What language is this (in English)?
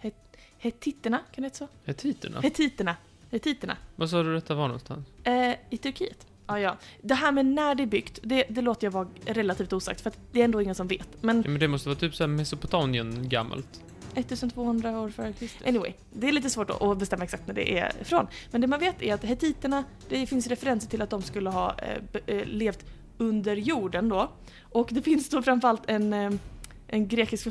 Swedish